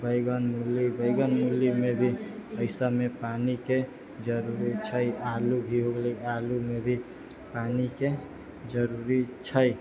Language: Maithili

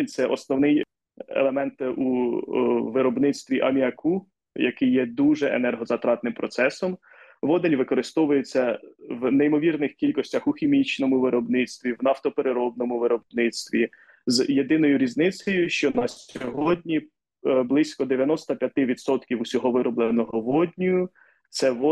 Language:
Ukrainian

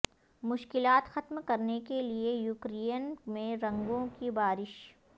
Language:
Urdu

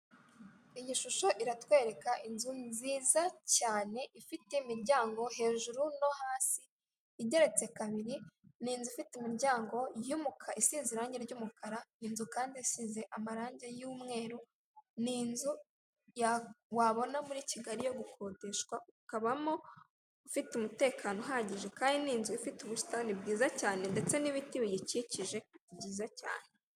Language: Kinyarwanda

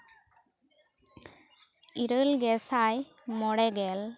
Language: Santali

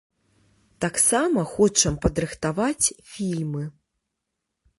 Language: Belarusian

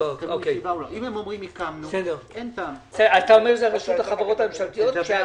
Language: Hebrew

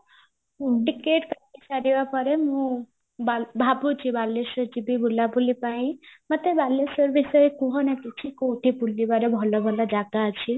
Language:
Odia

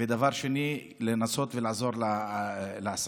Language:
Hebrew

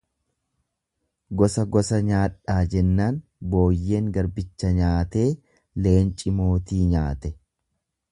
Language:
Oromo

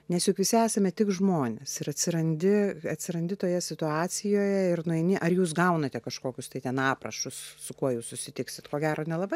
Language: Lithuanian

